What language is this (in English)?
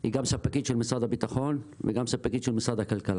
Hebrew